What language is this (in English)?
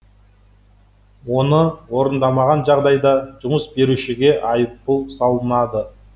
Kazakh